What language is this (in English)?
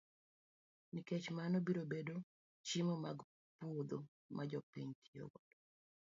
Luo (Kenya and Tanzania)